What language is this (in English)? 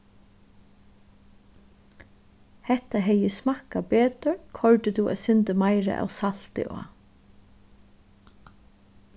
Faroese